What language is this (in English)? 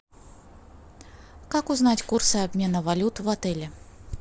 Russian